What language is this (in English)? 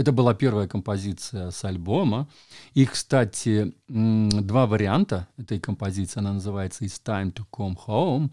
Russian